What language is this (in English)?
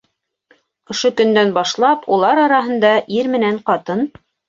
Bashkir